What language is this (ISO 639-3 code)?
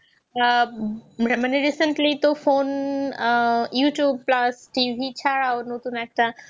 ben